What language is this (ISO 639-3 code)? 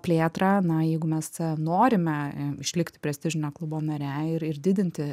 lit